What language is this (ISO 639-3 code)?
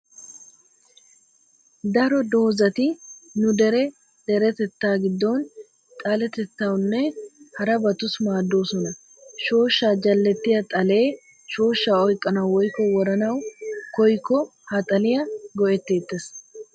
wal